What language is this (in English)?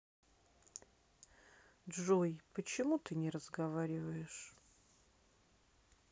Russian